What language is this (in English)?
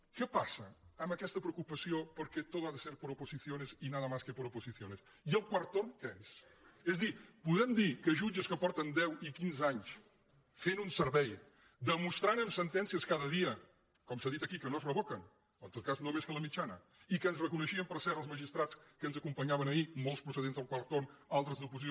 Catalan